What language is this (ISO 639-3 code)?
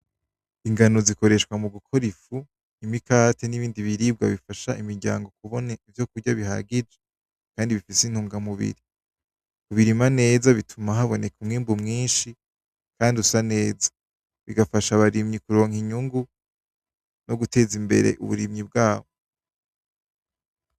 run